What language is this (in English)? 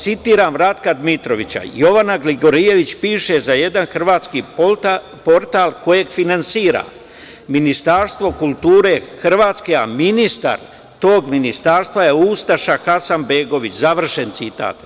Serbian